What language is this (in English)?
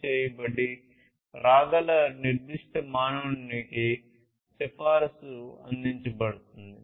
Telugu